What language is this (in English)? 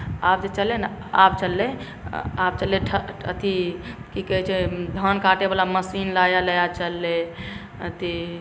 Maithili